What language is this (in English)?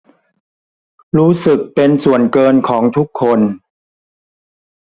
Thai